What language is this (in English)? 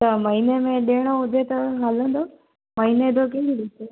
Sindhi